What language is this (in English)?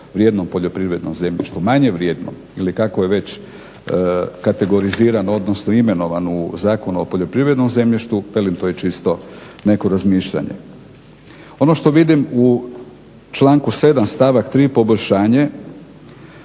Croatian